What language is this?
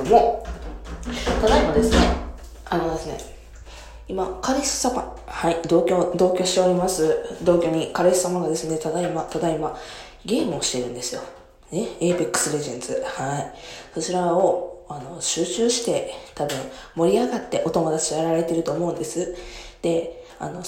Japanese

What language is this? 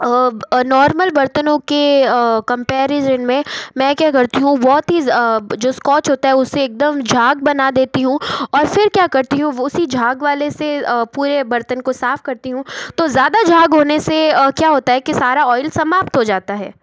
Hindi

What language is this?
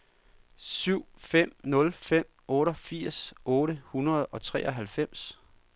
Danish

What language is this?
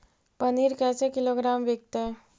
Magahi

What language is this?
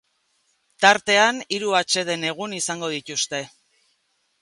Basque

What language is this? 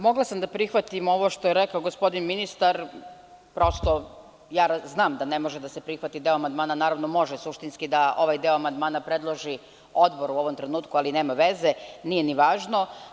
Serbian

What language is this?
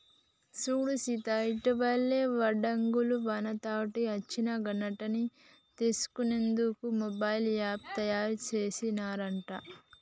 Telugu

